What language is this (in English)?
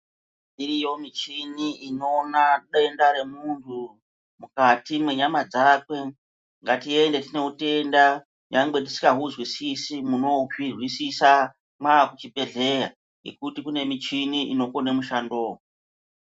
Ndau